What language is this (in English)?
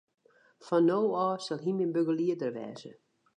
Western Frisian